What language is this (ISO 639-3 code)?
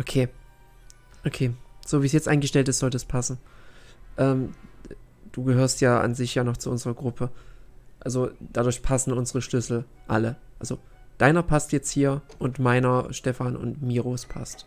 deu